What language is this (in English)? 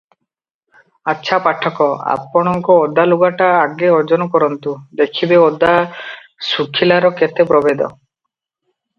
Odia